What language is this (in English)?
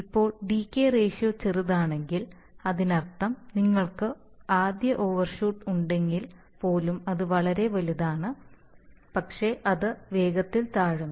Malayalam